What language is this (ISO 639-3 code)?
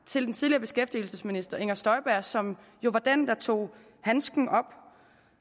dan